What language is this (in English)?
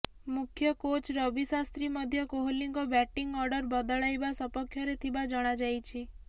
Odia